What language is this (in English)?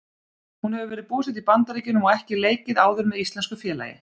Icelandic